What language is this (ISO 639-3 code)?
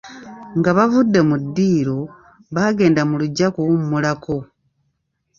lug